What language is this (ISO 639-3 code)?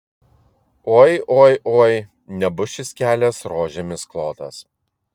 lit